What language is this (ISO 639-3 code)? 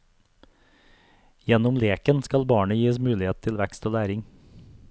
nor